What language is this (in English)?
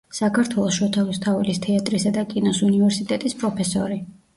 Georgian